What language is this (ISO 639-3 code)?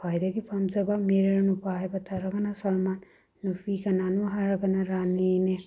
mni